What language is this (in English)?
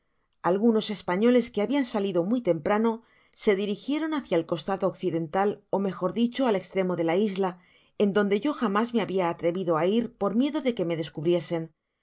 Spanish